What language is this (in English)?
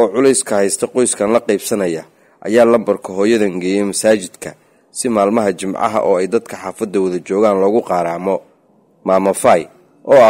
Arabic